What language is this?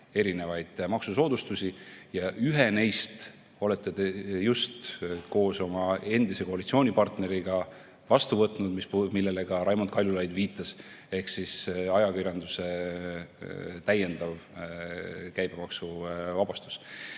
Estonian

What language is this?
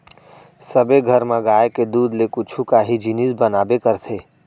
Chhattisgarhi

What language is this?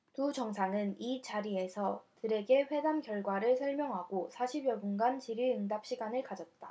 Korean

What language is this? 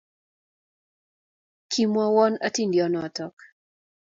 Kalenjin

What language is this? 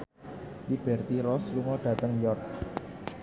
Javanese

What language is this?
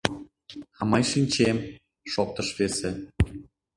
Mari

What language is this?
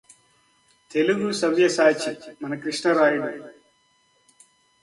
Telugu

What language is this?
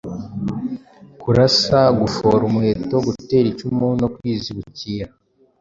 Kinyarwanda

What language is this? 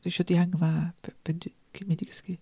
Welsh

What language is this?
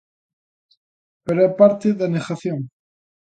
Galician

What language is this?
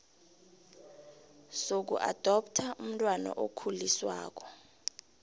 South Ndebele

